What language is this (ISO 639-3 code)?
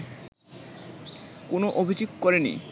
ben